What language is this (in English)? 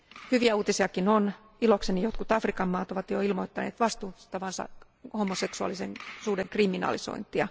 Finnish